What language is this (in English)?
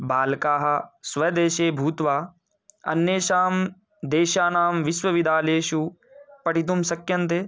Sanskrit